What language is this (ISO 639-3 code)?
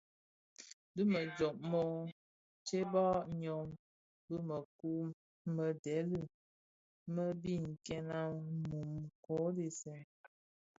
ksf